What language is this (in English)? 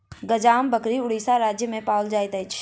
Maithili